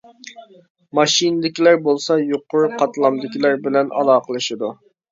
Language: Uyghur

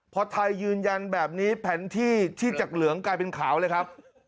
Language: Thai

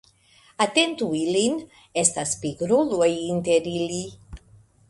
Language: Esperanto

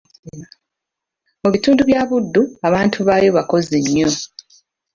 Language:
Ganda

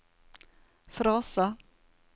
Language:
Norwegian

